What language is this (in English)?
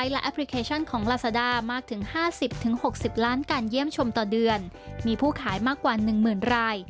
Thai